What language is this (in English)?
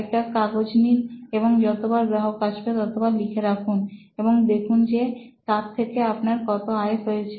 Bangla